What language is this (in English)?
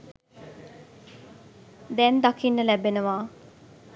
Sinhala